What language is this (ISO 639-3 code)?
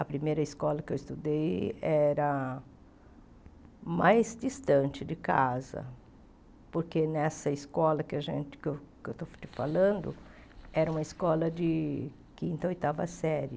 por